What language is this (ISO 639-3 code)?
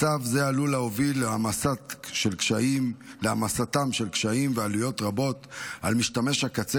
heb